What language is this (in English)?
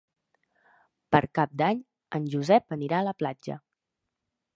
Catalan